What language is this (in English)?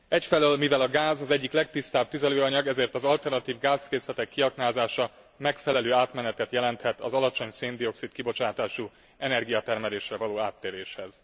Hungarian